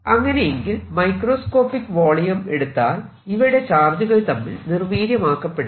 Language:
Malayalam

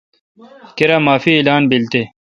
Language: Kalkoti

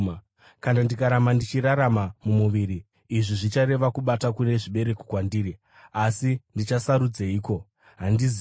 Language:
Shona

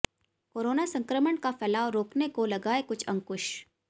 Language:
Hindi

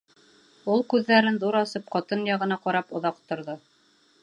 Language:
Bashkir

